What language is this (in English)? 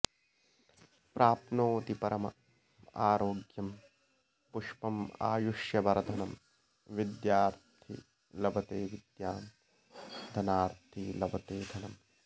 Sanskrit